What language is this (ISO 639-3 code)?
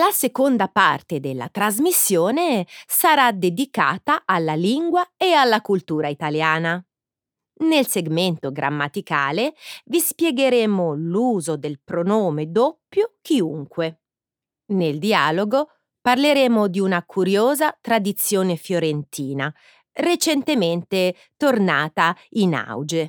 ita